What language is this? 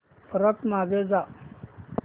Marathi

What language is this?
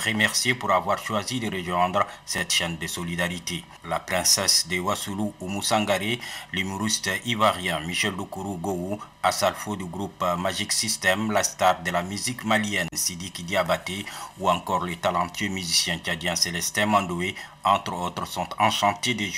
French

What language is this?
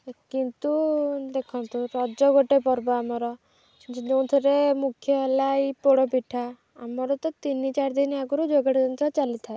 Odia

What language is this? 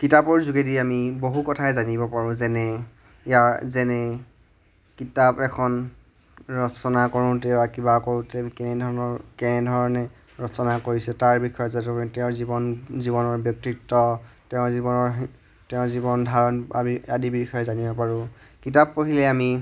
Assamese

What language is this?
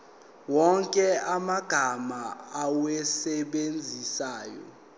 Zulu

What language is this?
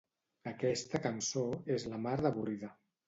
Catalan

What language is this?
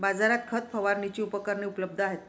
Marathi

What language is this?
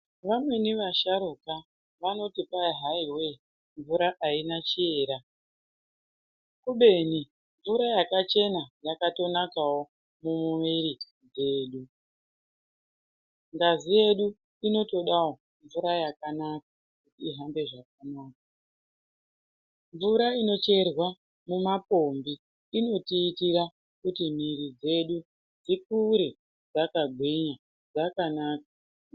Ndau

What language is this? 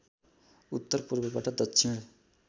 Nepali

